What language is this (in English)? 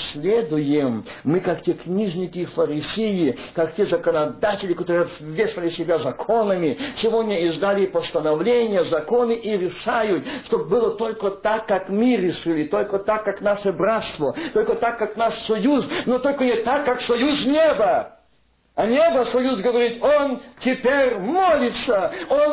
Russian